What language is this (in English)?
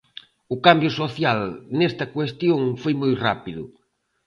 Galician